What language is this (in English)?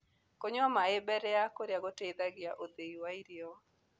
Kikuyu